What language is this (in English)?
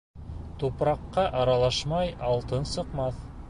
Bashkir